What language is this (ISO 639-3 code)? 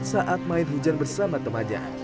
ind